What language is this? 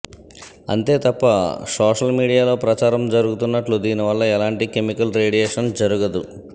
Telugu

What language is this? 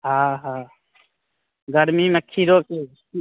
Maithili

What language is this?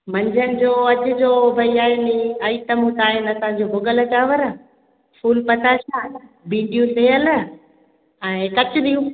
Sindhi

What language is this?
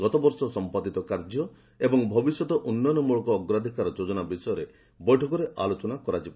Odia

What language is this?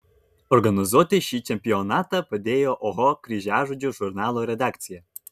Lithuanian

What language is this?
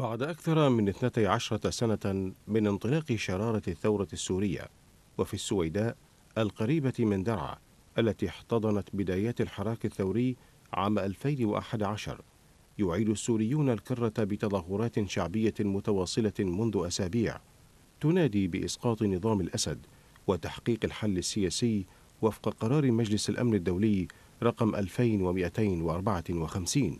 Arabic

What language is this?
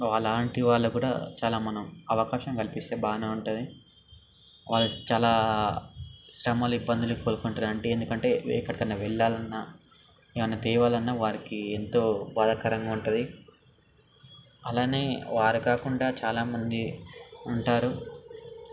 Telugu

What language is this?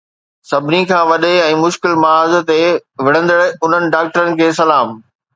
Sindhi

